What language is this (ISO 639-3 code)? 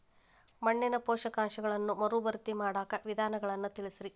kan